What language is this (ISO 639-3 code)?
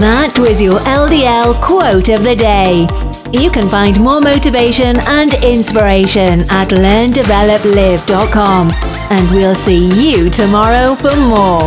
eng